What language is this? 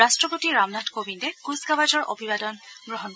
Assamese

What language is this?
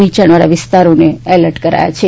Gujarati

